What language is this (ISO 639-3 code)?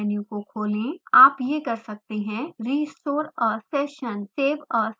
hin